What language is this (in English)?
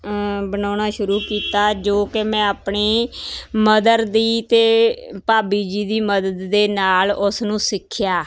Punjabi